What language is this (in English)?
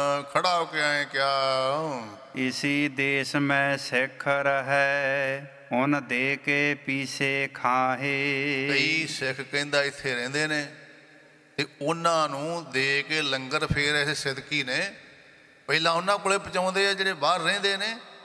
Punjabi